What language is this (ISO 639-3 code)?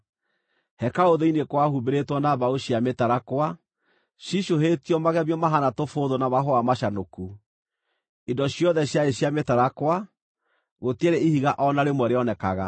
kik